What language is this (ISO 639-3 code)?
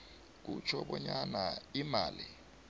nbl